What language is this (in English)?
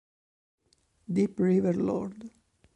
Italian